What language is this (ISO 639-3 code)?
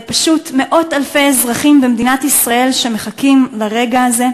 heb